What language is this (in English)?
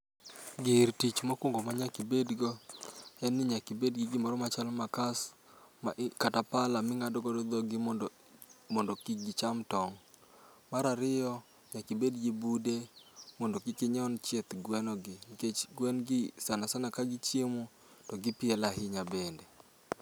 Luo (Kenya and Tanzania)